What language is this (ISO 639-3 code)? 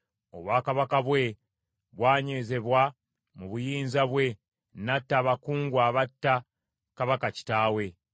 lug